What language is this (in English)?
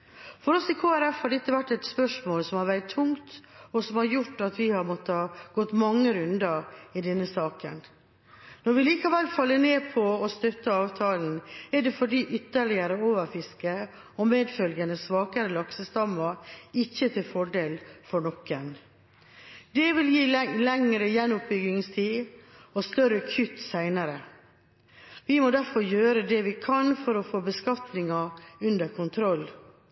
Norwegian Bokmål